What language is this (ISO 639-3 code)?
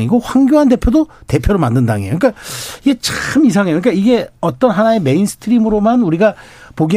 kor